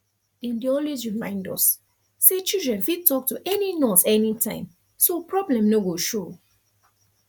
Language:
Nigerian Pidgin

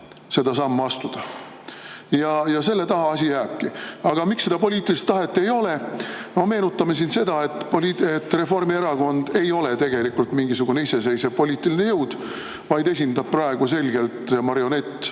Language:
Estonian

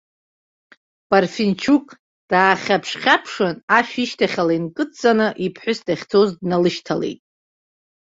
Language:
Abkhazian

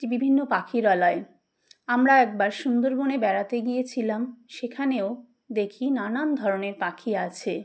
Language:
Bangla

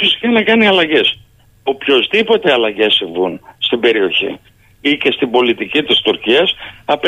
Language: Greek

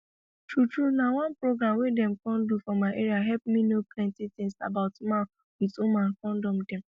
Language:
Nigerian Pidgin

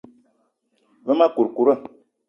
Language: Eton (Cameroon)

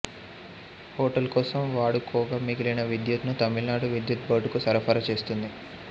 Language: Telugu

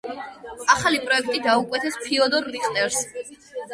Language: Georgian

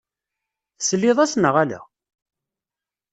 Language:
Kabyle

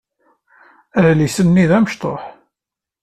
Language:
Kabyle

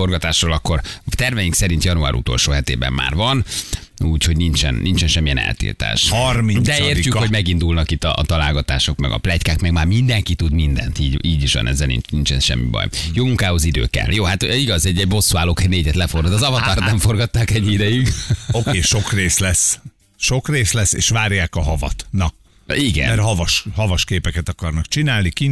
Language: Hungarian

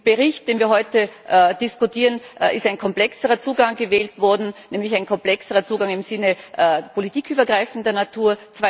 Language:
German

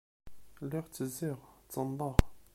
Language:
Kabyle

